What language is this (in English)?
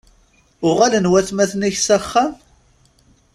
Kabyle